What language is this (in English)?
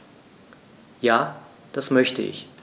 German